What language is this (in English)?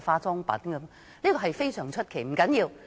Cantonese